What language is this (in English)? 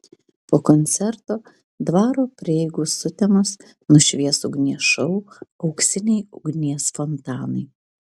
Lithuanian